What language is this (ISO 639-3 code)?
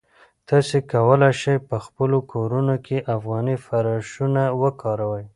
pus